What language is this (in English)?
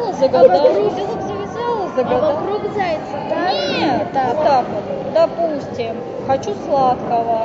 Russian